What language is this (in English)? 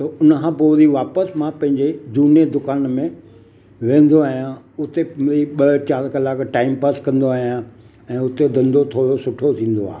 Sindhi